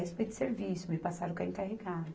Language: Portuguese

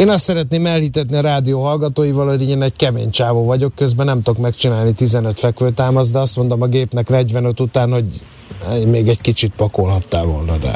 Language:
Hungarian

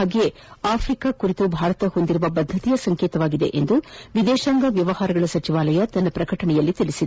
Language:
Kannada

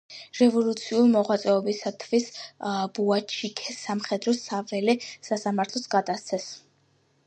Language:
Georgian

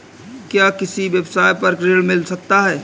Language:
Hindi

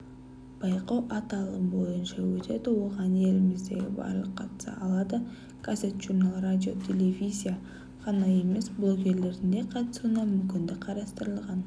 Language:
Kazakh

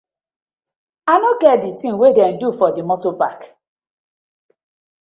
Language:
Nigerian Pidgin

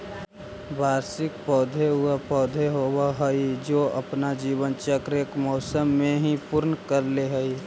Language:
Magahi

